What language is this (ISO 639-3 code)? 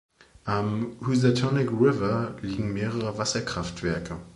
deu